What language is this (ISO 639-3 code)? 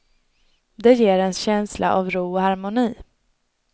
swe